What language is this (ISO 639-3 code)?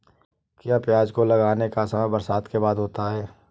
hin